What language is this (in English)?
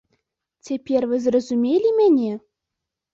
Belarusian